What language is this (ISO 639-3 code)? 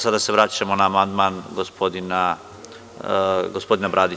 srp